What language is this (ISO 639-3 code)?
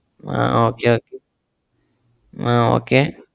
mal